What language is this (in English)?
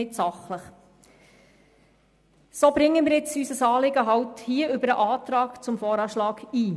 Swiss German